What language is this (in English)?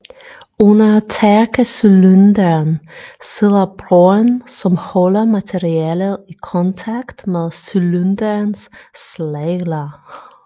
Danish